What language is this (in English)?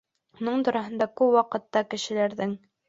Bashkir